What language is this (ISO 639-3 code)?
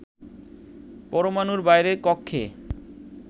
ben